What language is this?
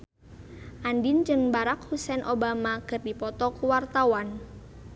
Sundanese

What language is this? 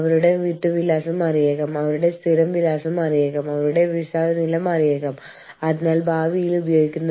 Malayalam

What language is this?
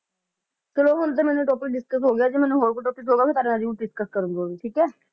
Punjabi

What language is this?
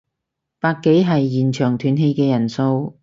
Cantonese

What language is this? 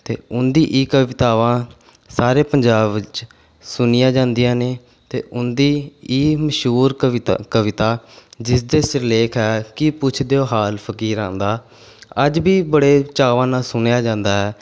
Punjabi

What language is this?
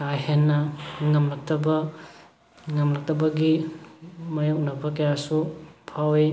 Manipuri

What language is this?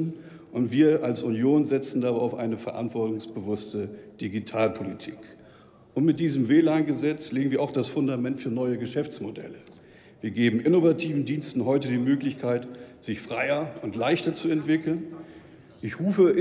German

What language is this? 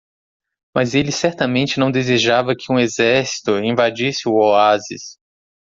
Portuguese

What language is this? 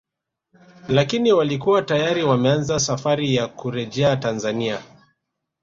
Swahili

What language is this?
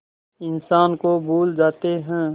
Hindi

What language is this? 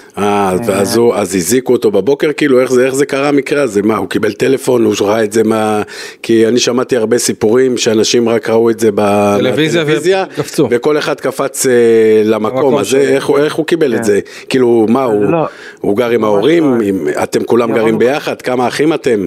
Hebrew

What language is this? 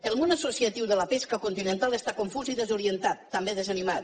Catalan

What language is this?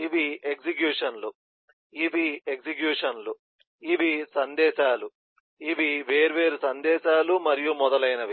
Telugu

